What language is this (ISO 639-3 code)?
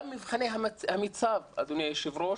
heb